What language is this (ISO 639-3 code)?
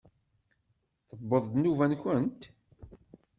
kab